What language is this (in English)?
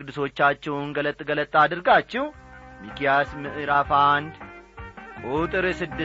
Amharic